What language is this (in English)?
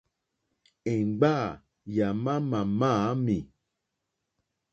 Mokpwe